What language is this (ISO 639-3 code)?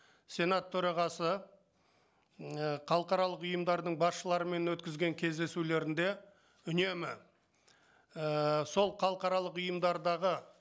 kaz